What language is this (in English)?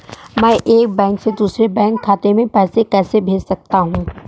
Hindi